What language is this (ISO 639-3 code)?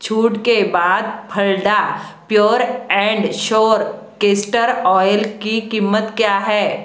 hin